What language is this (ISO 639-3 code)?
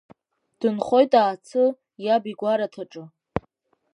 abk